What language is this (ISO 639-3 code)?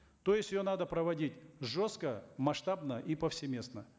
kaz